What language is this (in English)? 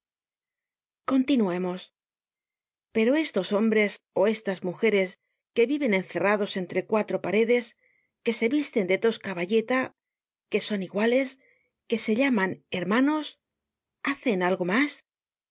Spanish